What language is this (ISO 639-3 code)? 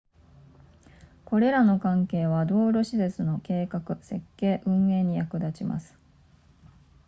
jpn